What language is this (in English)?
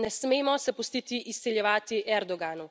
Slovenian